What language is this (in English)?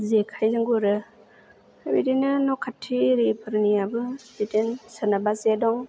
Bodo